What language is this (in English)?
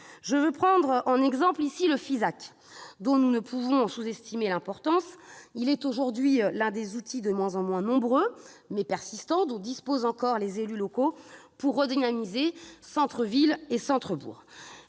French